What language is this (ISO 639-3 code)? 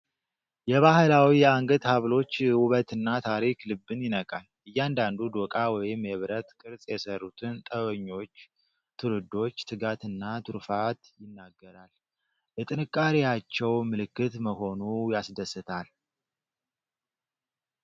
amh